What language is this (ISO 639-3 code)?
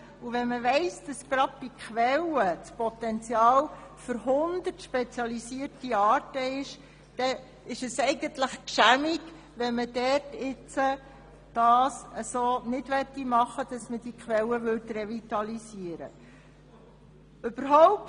gsw